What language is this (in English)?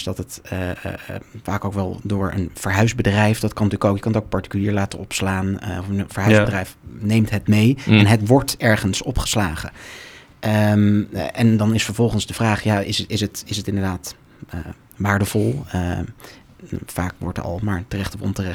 Dutch